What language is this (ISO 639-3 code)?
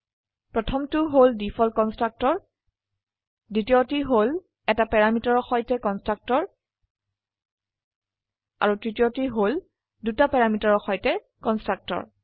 asm